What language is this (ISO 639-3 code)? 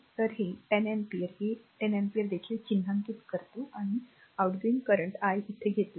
mar